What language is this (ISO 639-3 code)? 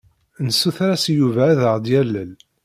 kab